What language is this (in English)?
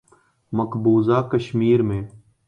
Urdu